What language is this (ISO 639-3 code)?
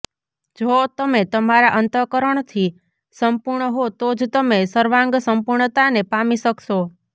guj